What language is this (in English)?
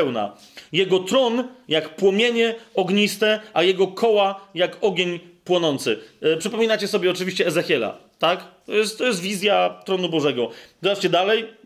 Polish